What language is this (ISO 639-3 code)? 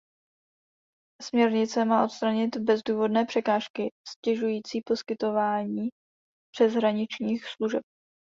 ces